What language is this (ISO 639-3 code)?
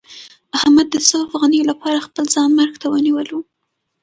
pus